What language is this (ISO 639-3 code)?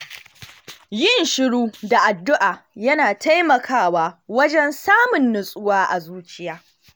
hau